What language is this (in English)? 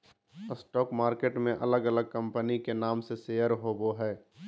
Magahi